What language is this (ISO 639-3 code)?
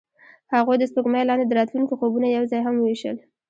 pus